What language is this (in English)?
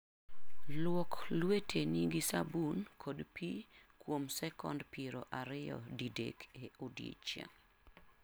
Luo (Kenya and Tanzania)